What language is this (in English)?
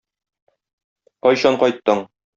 Tatar